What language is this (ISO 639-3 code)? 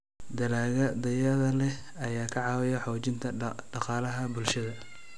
som